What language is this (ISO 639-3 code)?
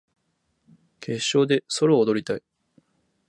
jpn